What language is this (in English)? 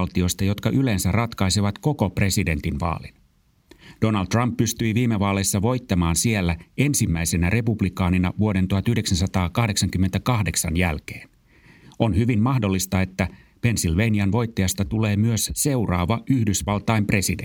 Finnish